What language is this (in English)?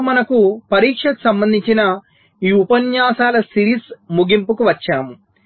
Telugu